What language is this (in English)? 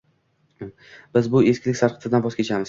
Uzbek